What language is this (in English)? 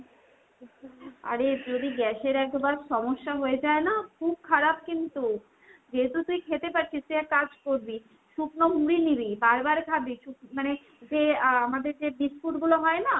Bangla